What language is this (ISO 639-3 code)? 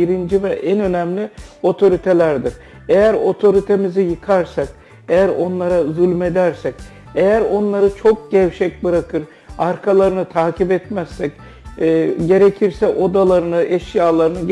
tur